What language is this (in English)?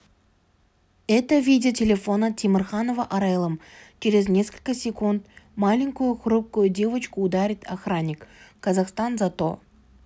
Kazakh